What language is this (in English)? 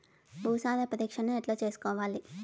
Telugu